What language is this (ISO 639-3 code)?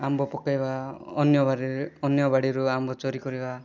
ori